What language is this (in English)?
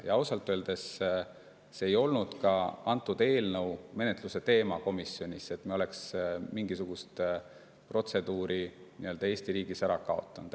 Estonian